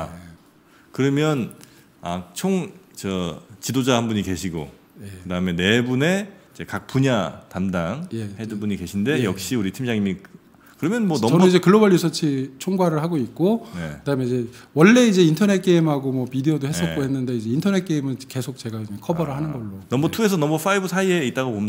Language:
Korean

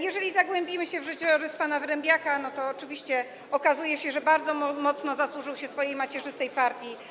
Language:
Polish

